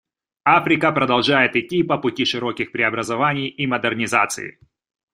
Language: Russian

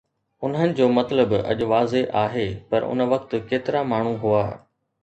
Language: Sindhi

